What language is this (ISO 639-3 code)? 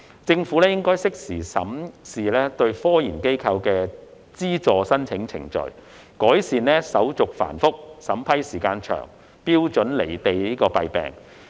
yue